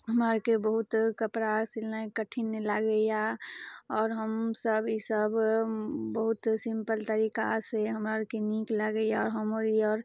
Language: Maithili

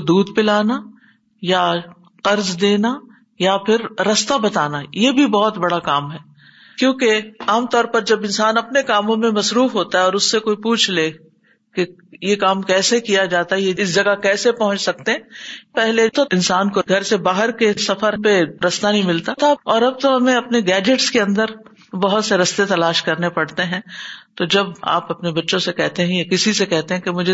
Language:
Urdu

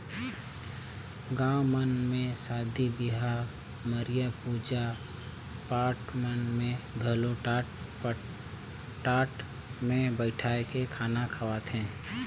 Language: Chhattisgarhi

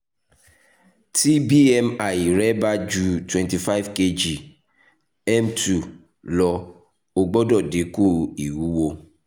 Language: Yoruba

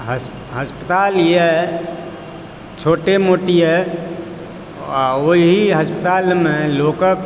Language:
Maithili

